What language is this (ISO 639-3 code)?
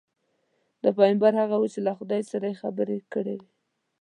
pus